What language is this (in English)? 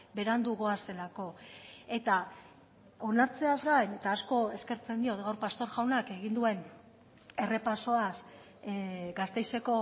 Basque